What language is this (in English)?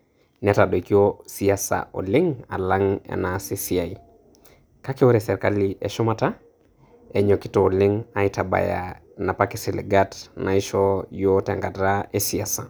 Masai